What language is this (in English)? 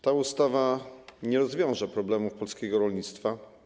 Polish